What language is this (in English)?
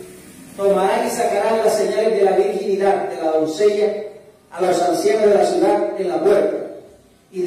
Spanish